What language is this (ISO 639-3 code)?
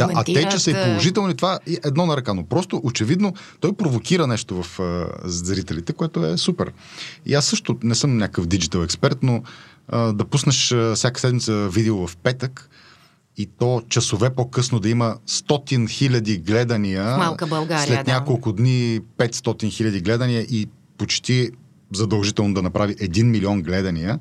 bul